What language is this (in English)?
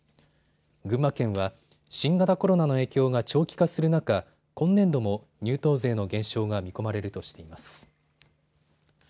Japanese